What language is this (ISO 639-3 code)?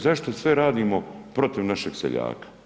hrv